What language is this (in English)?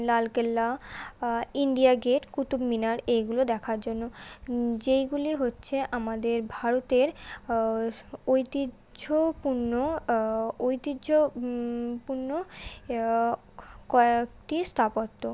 Bangla